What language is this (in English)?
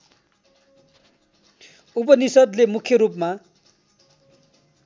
Nepali